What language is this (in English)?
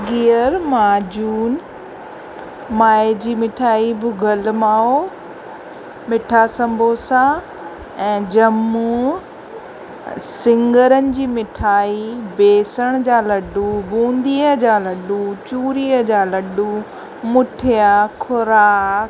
Sindhi